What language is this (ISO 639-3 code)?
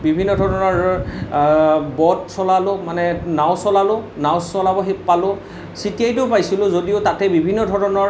asm